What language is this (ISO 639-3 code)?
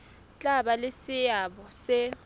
sot